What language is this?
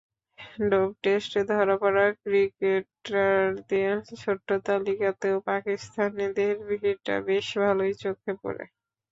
Bangla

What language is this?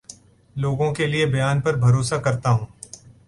Urdu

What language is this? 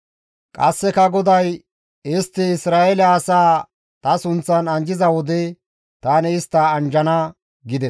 Gamo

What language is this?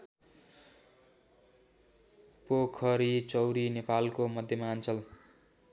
Nepali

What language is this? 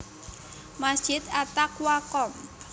Javanese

